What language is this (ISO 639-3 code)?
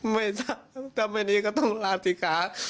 tha